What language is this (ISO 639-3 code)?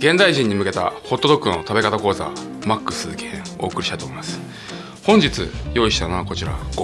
jpn